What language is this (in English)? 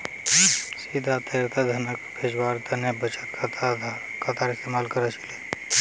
Magahi